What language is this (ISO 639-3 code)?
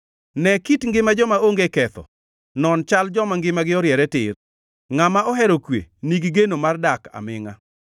luo